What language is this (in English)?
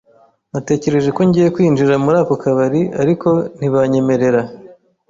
Kinyarwanda